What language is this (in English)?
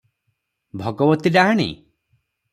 Odia